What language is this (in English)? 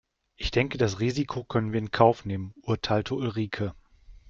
German